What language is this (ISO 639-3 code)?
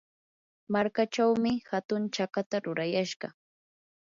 qur